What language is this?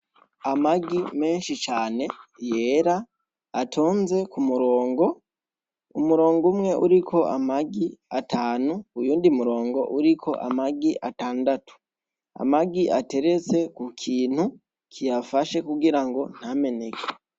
Rundi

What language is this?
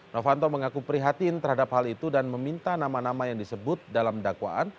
Indonesian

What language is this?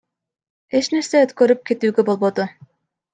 Kyrgyz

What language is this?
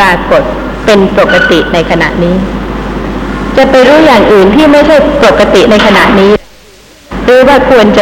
Thai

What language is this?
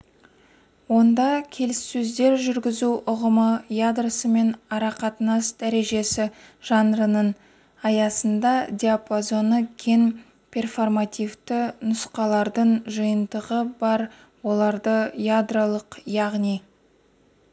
Kazakh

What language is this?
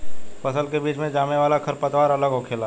Bhojpuri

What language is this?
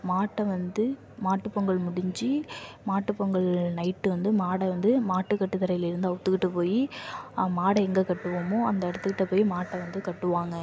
Tamil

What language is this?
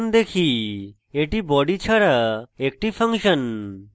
Bangla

